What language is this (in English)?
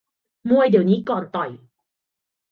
Thai